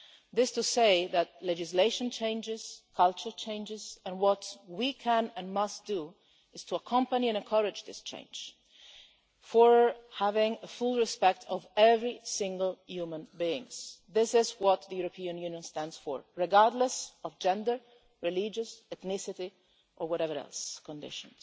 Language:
English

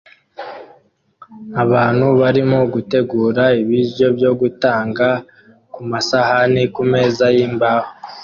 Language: Kinyarwanda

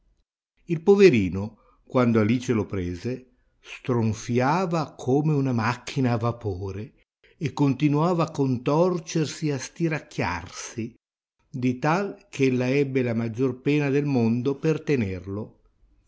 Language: Italian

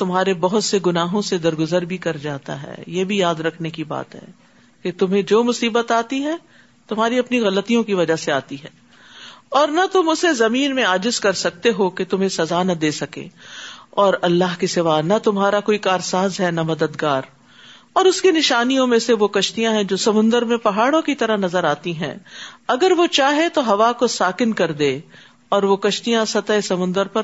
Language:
Urdu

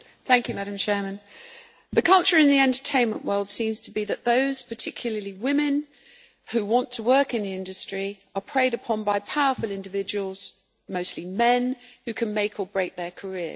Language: English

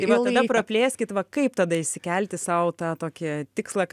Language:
Lithuanian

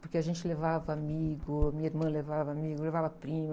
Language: Portuguese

